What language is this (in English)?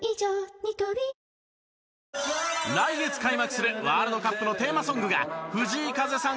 Japanese